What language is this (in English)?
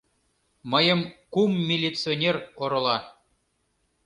Mari